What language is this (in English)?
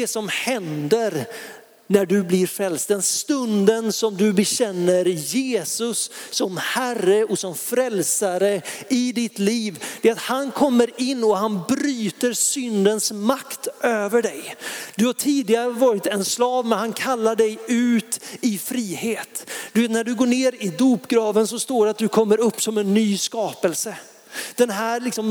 Swedish